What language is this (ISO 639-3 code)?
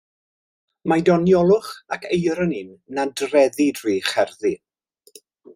cym